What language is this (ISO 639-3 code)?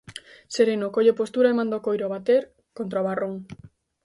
glg